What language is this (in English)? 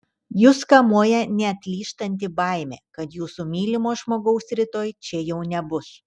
Lithuanian